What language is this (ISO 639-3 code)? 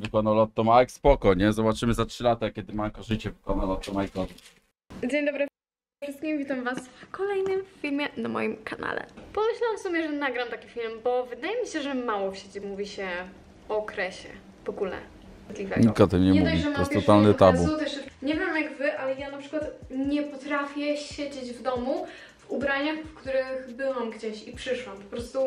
pol